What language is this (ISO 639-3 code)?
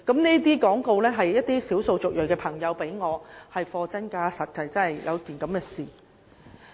yue